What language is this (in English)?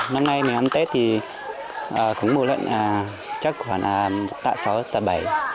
Vietnamese